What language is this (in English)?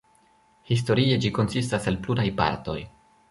Esperanto